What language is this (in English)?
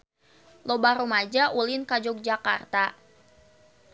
Sundanese